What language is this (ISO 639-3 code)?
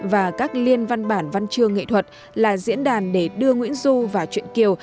vie